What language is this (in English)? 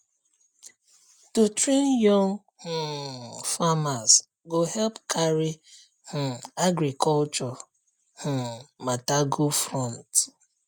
Nigerian Pidgin